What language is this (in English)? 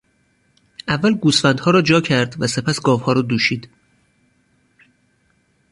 Persian